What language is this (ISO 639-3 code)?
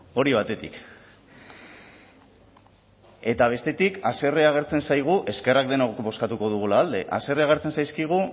eus